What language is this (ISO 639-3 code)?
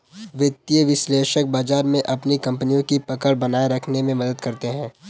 hin